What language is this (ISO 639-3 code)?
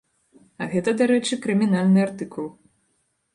bel